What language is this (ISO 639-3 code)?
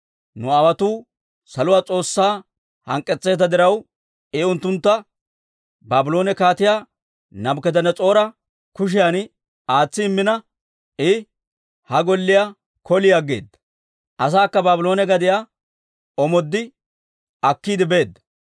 dwr